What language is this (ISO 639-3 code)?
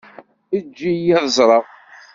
kab